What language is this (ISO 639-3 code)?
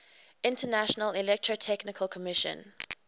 eng